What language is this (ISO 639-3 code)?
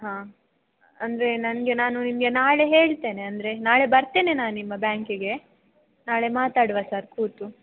kan